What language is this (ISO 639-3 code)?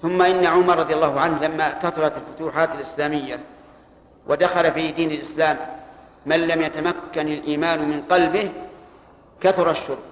ara